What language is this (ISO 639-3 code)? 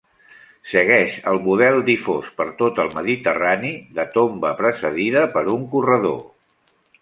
cat